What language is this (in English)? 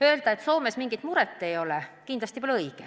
Estonian